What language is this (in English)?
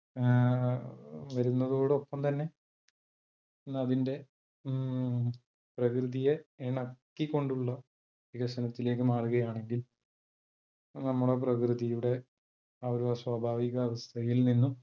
Malayalam